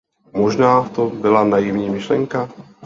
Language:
Czech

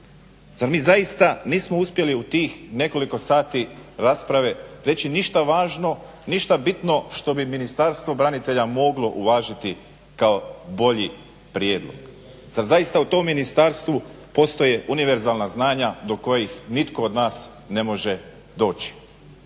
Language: Croatian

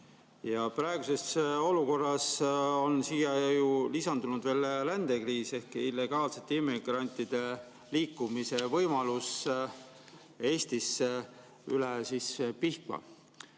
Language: Estonian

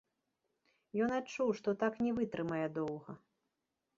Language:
Belarusian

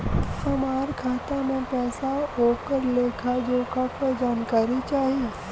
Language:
Bhojpuri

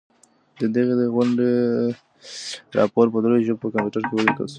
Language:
Pashto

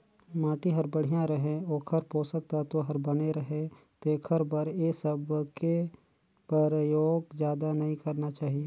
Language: Chhattisgarhi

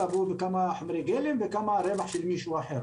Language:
Hebrew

